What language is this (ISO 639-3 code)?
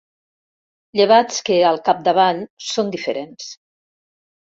cat